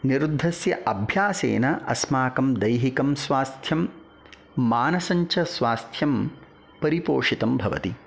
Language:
Sanskrit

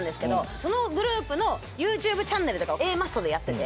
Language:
Japanese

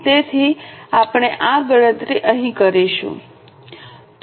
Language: Gujarati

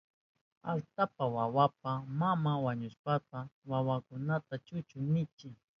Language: Southern Pastaza Quechua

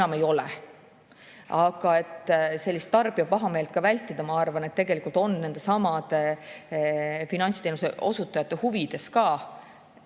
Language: Estonian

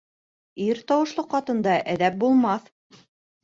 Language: Bashkir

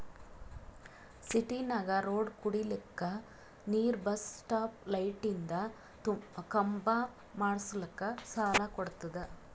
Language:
Kannada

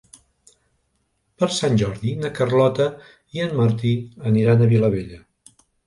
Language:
Catalan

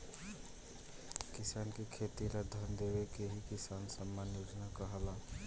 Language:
Bhojpuri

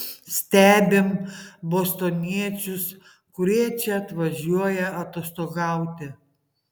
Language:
Lithuanian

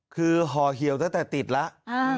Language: Thai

